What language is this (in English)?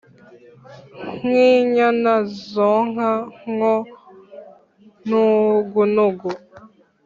Kinyarwanda